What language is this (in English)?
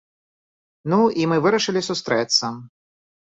Belarusian